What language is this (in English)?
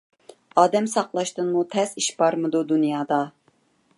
Uyghur